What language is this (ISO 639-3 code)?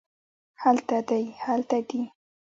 pus